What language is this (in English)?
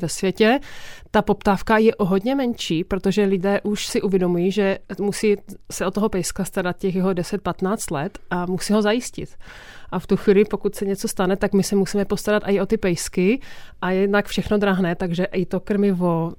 Czech